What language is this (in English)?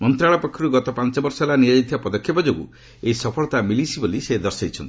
Odia